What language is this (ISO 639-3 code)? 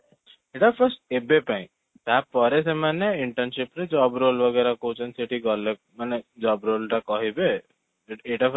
ori